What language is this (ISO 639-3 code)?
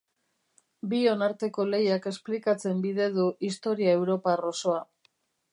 eus